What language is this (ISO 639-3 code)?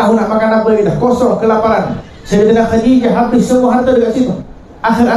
msa